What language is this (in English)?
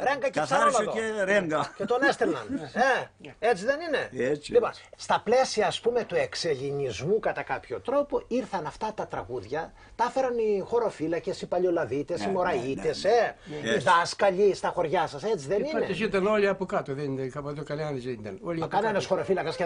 Greek